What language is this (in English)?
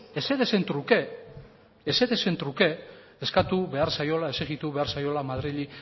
Basque